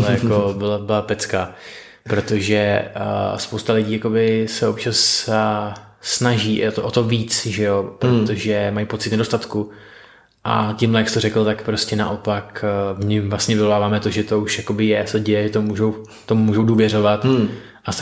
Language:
Czech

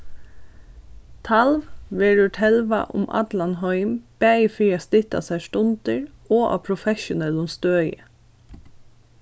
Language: Faroese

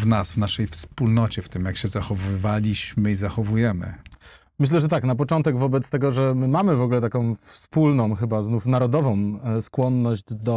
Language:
Polish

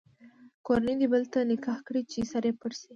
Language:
Pashto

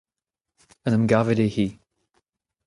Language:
Breton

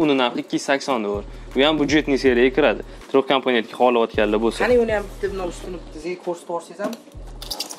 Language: Turkish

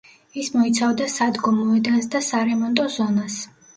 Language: Georgian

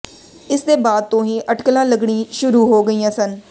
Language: Punjabi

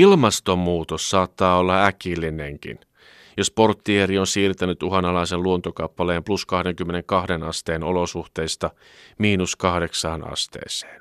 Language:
Finnish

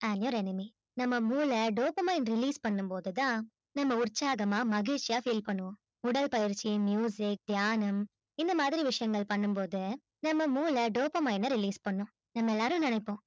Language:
Tamil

